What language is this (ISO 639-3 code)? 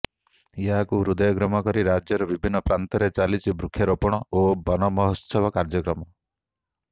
ori